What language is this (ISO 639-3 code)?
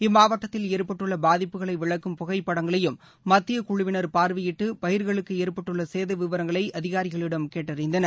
tam